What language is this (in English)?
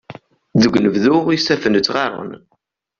Kabyle